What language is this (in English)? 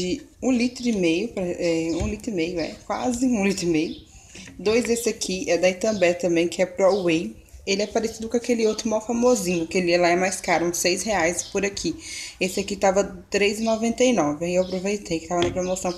Portuguese